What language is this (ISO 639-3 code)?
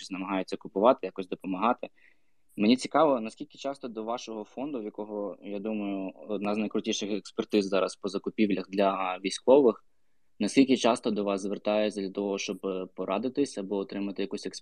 ukr